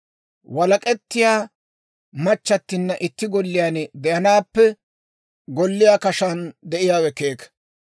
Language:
Dawro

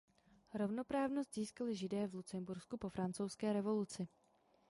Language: Czech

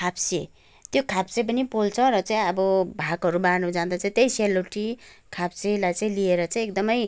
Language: Nepali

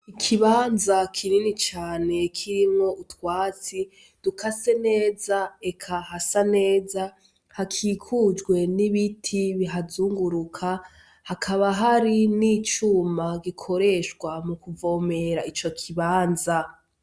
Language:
Rundi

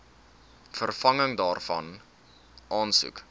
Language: Afrikaans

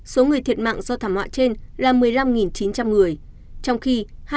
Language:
Vietnamese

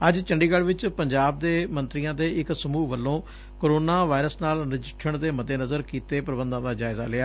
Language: Punjabi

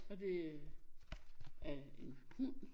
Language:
Danish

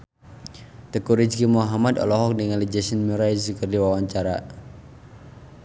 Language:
Sundanese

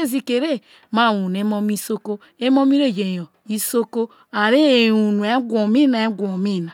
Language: Isoko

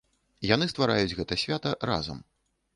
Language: Belarusian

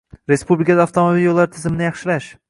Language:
Uzbek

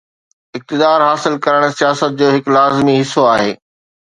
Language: Sindhi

